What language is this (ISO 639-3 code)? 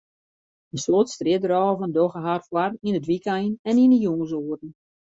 fry